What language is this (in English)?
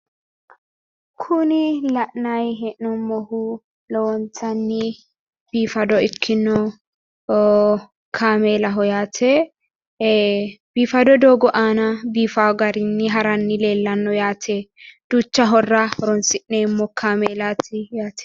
Sidamo